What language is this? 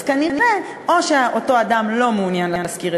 Hebrew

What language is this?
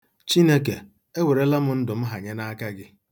Igbo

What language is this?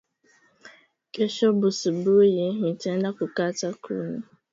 Swahili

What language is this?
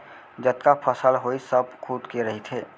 Chhattisgarhi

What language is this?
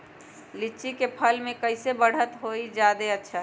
Magahi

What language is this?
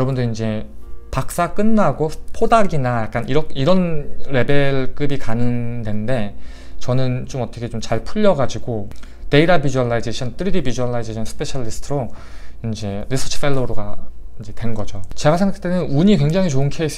Korean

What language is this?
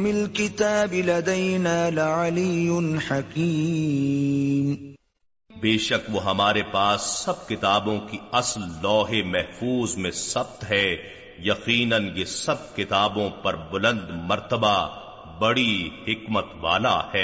Urdu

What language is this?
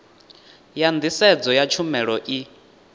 Venda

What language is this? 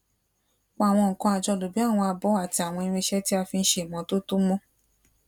Yoruba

